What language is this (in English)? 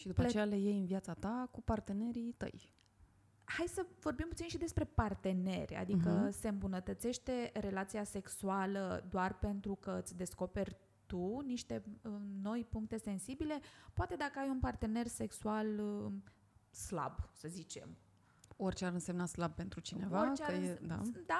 Romanian